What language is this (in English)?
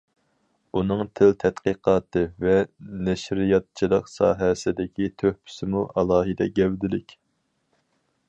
Uyghur